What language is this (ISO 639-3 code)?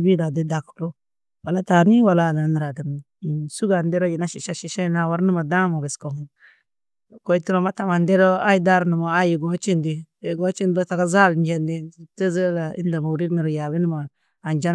tuq